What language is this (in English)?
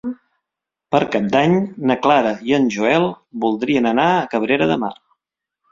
Catalan